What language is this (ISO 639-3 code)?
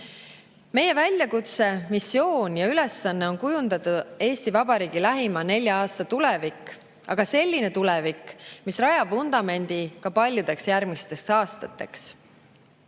est